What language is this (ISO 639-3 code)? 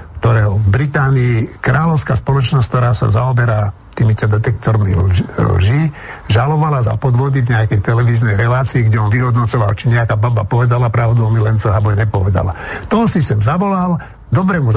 slk